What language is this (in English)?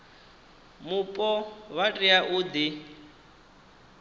Venda